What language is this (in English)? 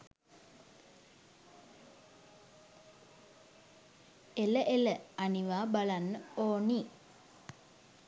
Sinhala